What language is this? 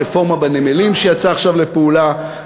Hebrew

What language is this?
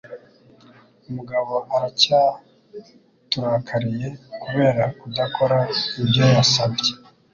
Kinyarwanda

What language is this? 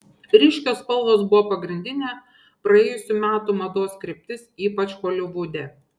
Lithuanian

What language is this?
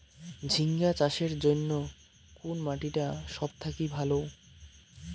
Bangla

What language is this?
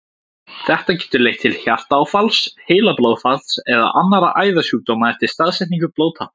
Icelandic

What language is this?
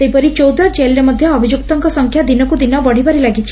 Odia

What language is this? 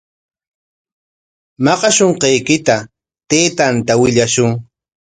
Corongo Ancash Quechua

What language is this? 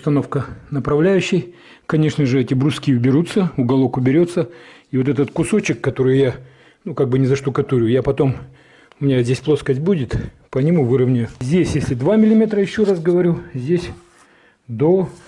Russian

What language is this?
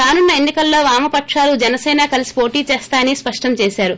Telugu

